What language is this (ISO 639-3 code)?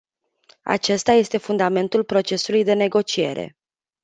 ron